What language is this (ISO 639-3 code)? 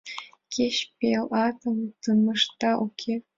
chm